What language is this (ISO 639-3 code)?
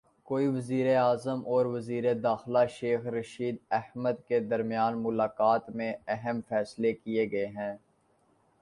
urd